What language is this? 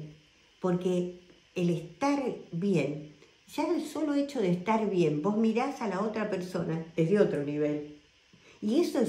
Spanish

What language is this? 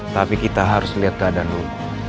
Indonesian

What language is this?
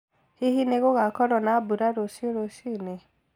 Kikuyu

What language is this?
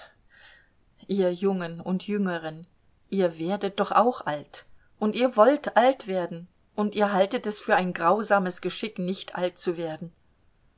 German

